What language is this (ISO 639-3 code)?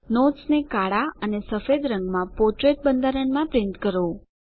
guj